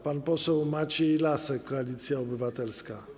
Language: Polish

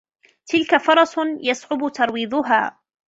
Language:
Arabic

